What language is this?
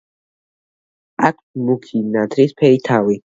Georgian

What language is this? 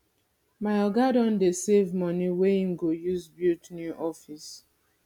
Nigerian Pidgin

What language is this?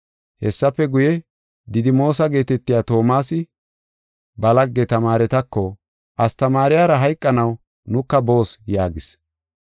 Gofa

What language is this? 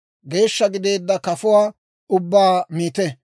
Dawro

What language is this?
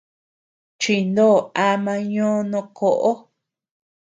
Tepeuxila Cuicatec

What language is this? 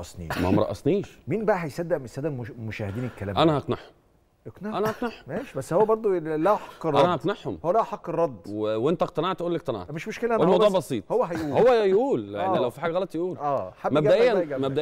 Arabic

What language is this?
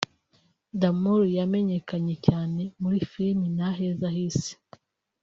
Kinyarwanda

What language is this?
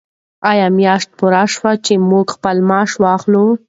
Pashto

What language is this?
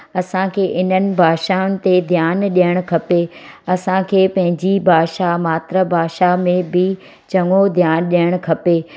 Sindhi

